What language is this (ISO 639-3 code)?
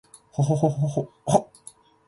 jpn